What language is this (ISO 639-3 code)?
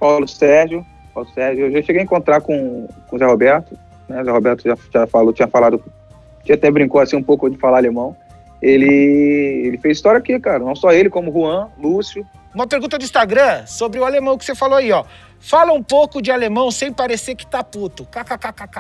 por